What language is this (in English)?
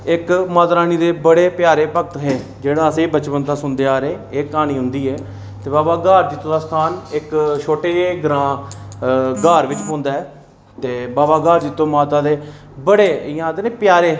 Dogri